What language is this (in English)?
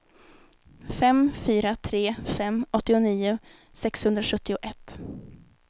Swedish